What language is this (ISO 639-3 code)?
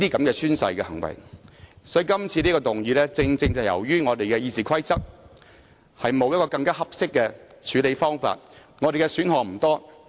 yue